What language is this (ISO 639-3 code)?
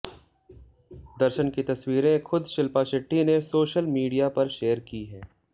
hin